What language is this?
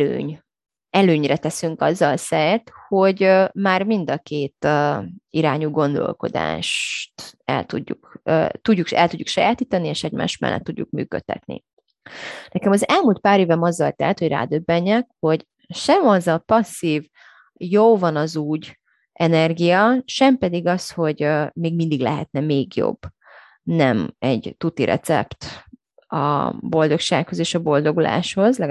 Hungarian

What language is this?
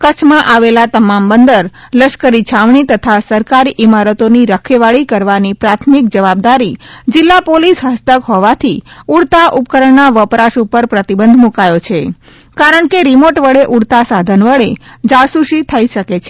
Gujarati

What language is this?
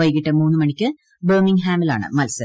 Malayalam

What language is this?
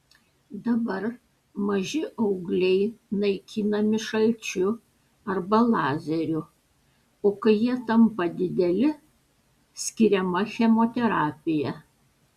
Lithuanian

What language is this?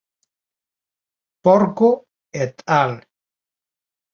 Galician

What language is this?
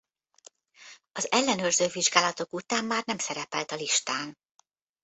Hungarian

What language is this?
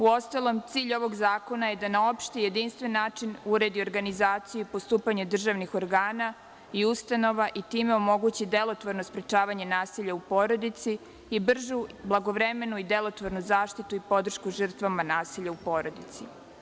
Serbian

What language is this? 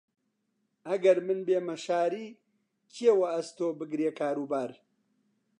Central Kurdish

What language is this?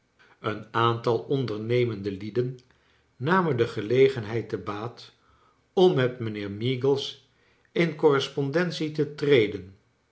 Dutch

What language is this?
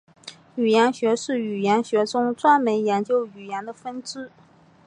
Chinese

